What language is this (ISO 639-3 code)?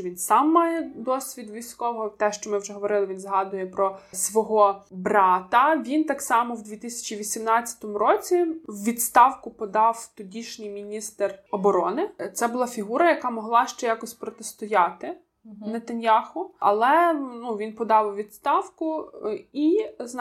ukr